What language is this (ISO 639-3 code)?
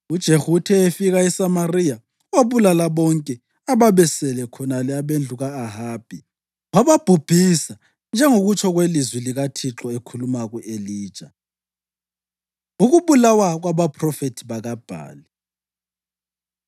nde